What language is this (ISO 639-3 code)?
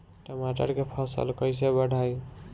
bho